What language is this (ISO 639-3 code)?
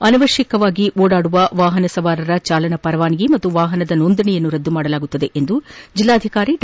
kan